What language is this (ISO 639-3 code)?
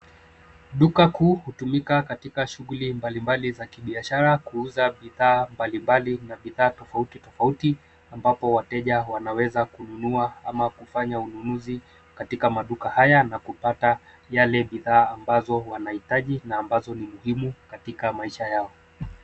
swa